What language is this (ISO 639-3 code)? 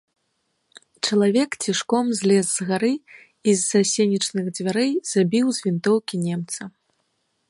bel